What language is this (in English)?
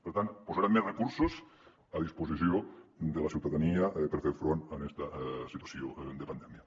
Catalan